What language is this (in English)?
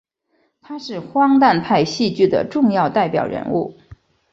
Chinese